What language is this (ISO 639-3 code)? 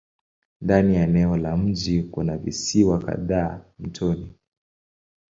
swa